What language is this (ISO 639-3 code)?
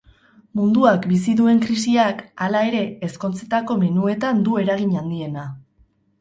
eus